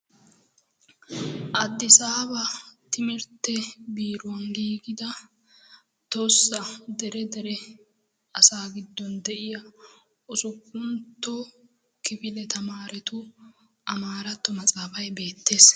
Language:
Wolaytta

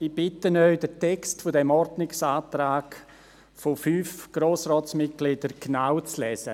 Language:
Swiss German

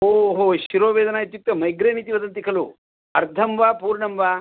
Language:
Sanskrit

